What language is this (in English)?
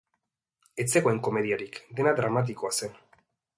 Basque